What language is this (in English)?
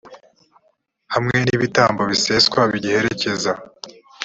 Kinyarwanda